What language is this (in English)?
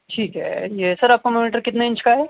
Urdu